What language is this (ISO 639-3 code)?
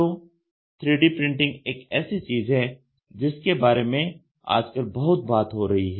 hin